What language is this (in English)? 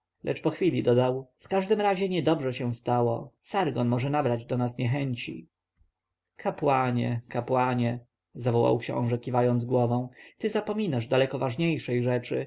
Polish